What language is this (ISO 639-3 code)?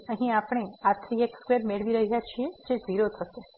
guj